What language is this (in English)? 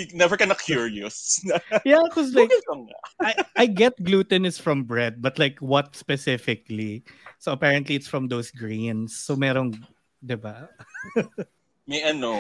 Filipino